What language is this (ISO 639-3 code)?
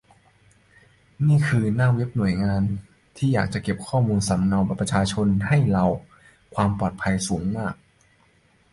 tha